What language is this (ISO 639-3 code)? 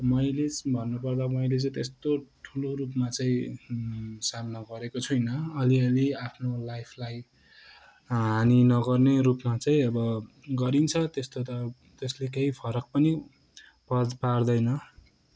nep